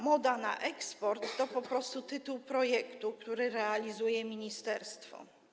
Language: Polish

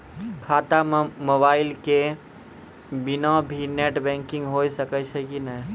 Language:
Maithili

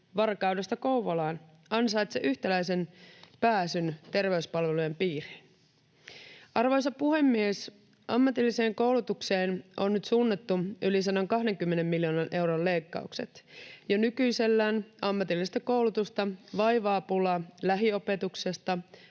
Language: Finnish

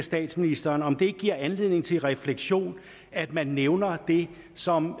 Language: Danish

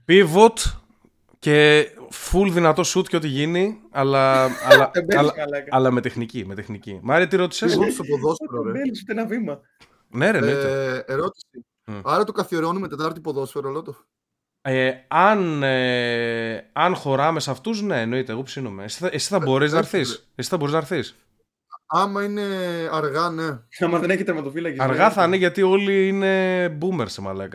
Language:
Greek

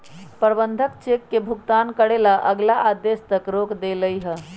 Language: Magahi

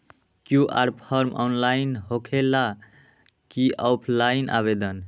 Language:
Magahi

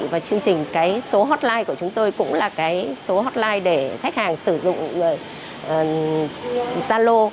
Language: Vietnamese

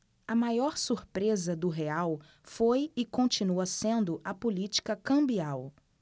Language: Portuguese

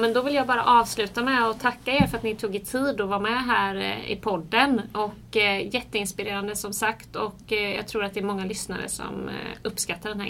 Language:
Swedish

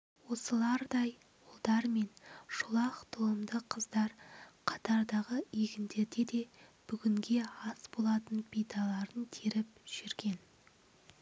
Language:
Kazakh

